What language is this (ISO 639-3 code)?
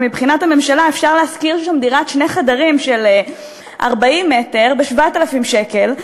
heb